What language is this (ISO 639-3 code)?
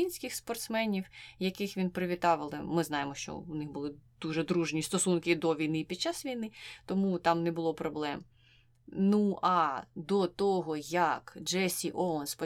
ukr